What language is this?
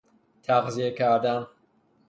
Persian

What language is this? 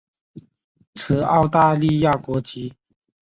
Chinese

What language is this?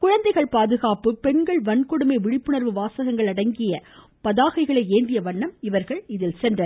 Tamil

